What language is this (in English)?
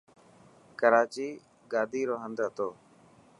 Dhatki